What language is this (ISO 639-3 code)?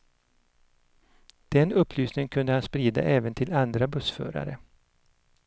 swe